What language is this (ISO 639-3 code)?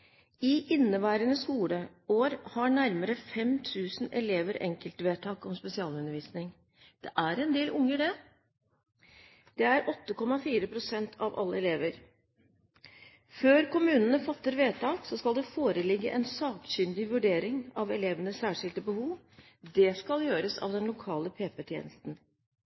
nob